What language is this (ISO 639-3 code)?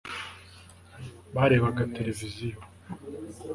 kin